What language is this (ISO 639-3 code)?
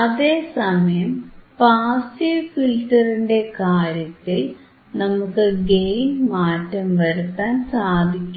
mal